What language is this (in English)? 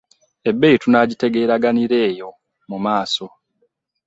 Ganda